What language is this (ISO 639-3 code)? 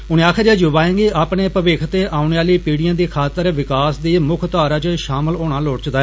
doi